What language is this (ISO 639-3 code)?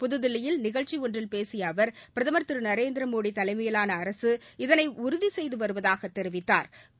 tam